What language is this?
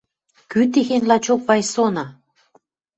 Western Mari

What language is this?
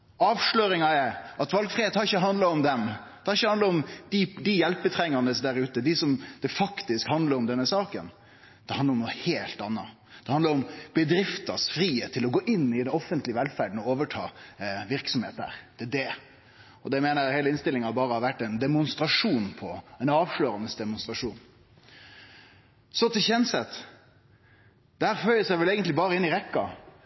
Norwegian Nynorsk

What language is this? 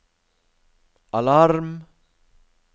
Norwegian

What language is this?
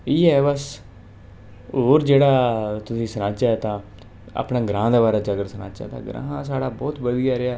Dogri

